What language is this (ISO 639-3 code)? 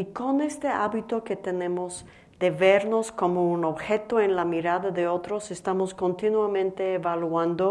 spa